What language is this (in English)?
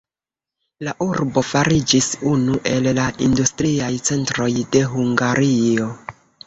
Esperanto